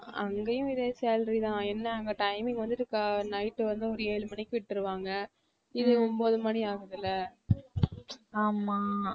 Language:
Tamil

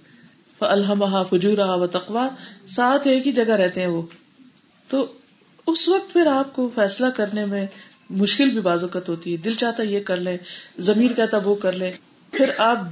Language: Urdu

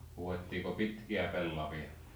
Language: Finnish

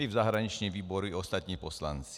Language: Czech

